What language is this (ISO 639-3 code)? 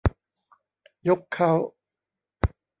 tha